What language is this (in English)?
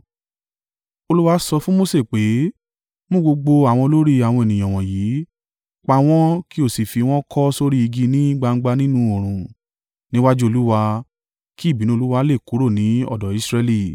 Yoruba